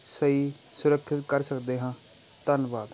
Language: Punjabi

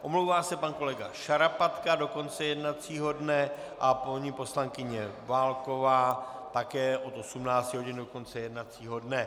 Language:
Czech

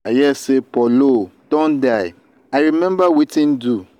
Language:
Nigerian Pidgin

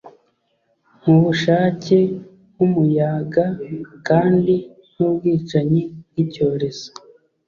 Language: Kinyarwanda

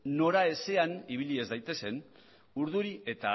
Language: Basque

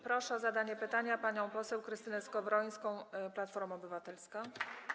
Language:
Polish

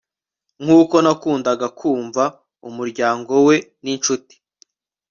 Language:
Kinyarwanda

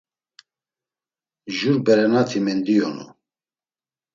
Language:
Laz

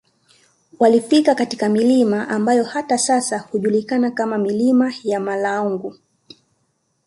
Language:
Swahili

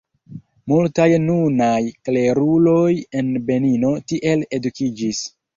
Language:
Esperanto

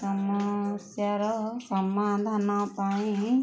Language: Odia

